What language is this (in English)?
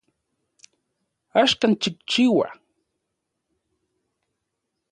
Central Puebla Nahuatl